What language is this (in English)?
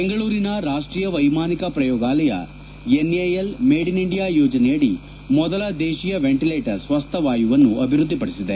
Kannada